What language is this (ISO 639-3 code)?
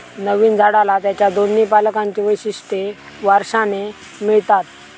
mar